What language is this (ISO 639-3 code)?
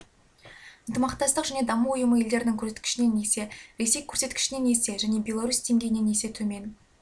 kaz